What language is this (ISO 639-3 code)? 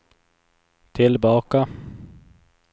swe